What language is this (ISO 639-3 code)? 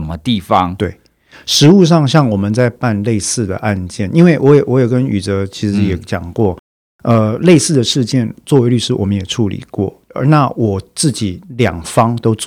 zho